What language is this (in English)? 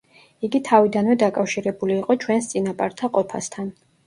Georgian